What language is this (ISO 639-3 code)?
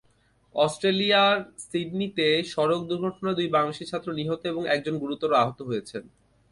ben